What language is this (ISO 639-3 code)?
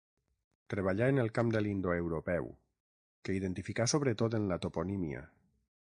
cat